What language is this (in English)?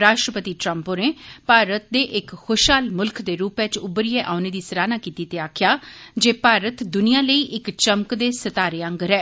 Dogri